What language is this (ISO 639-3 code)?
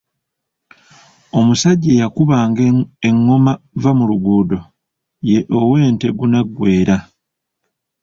lug